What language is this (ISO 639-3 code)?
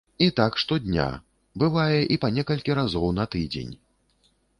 bel